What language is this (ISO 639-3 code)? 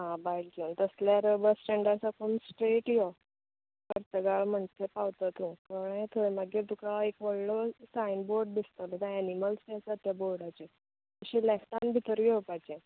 kok